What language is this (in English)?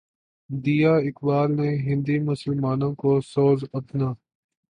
Urdu